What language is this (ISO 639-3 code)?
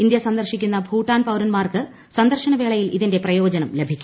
mal